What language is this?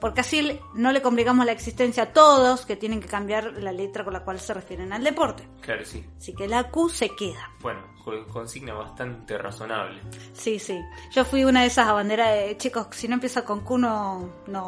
Spanish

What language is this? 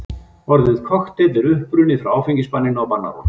Icelandic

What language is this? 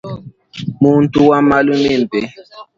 Luba-Lulua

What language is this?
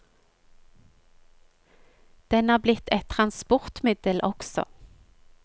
Norwegian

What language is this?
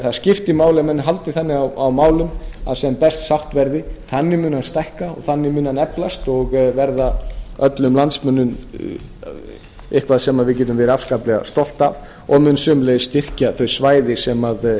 Icelandic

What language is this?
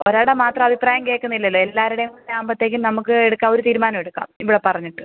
Malayalam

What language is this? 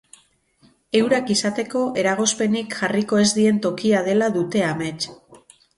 Basque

